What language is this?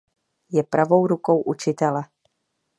Czech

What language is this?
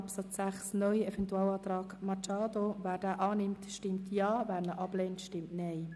Swiss German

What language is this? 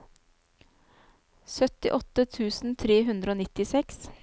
Norwegian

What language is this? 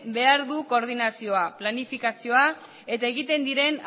Basque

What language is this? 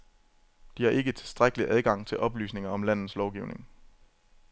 Danish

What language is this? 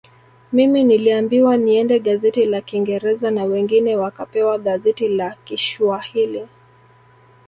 Swahili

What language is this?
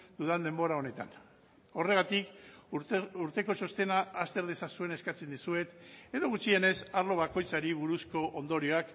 Basque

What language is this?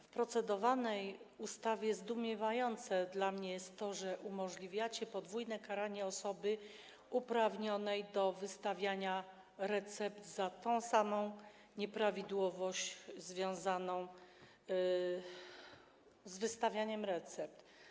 Polish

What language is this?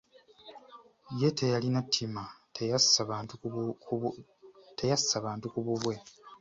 Ganda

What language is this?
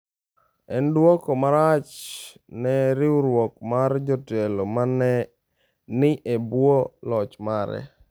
Luo (Kenya and Tanzania)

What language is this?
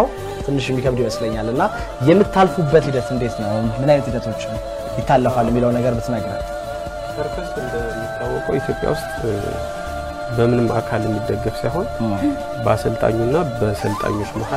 Arabic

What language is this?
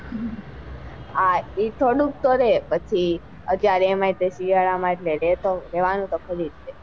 Gujarati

